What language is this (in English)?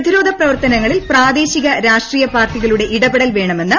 Malayalam